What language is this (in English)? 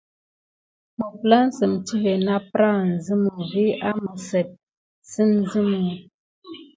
Gidar